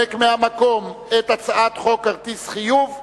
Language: Hebrew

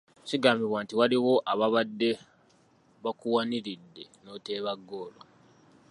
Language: Ganda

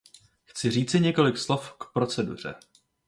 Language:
Czech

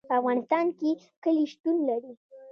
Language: Pashto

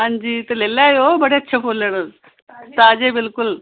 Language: Dogri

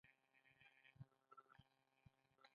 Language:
Pashto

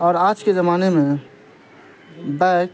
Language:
Urdu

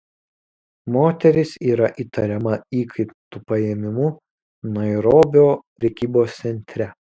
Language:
Lithuanian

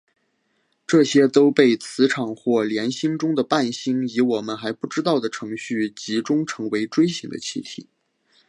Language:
Chinese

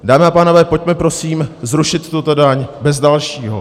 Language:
Czech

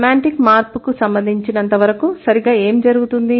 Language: Telugu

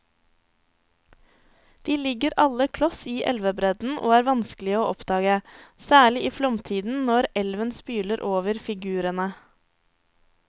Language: Norwegian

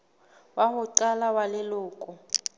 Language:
Southern Sotho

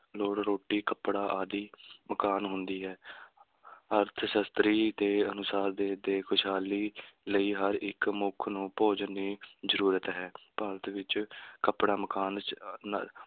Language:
Punjabi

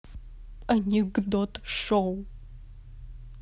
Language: Russian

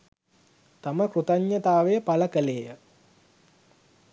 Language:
Sinhala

